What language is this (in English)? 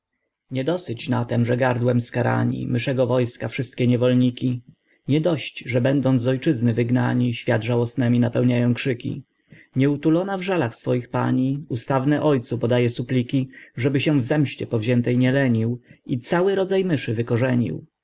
Polish